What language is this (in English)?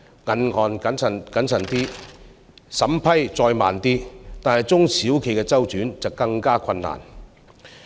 Cantonese